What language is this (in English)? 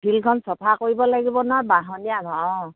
Assamese